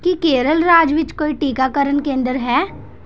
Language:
Punjabi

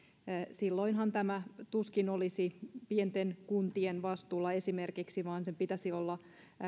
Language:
Finnish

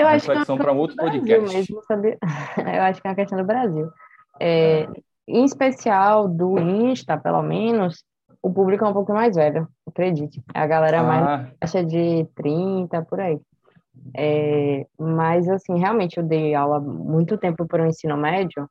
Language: Portuguese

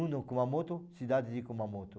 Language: Portuguese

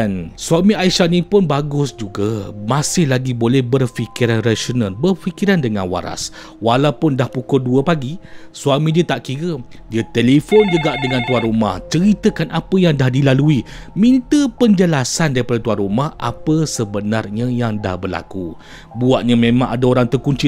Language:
Malay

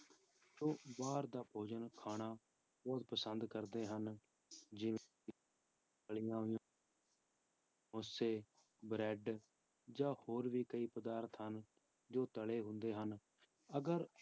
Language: Punjabi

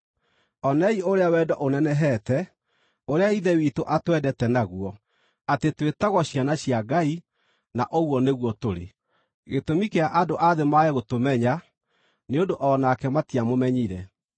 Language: Kikuyu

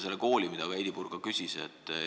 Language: Estonian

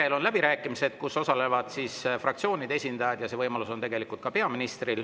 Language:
Estonian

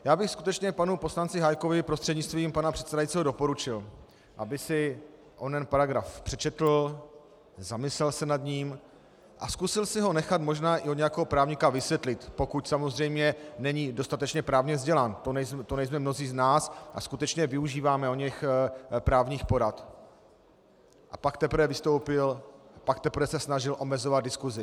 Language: Czech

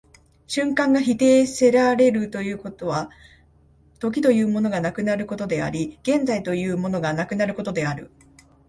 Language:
Japanese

